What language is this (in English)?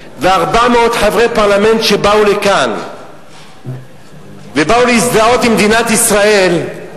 Hebrew